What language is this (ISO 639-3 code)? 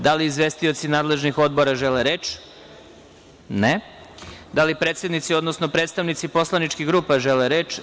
srp